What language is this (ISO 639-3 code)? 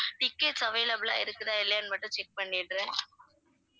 tam